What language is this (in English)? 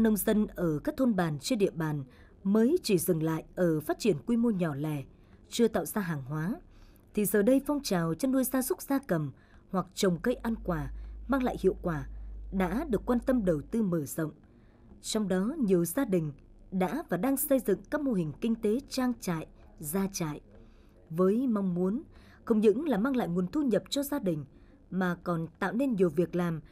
Vietnamese